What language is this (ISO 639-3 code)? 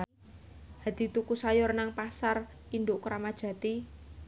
jav